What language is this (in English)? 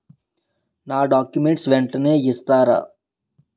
Telugu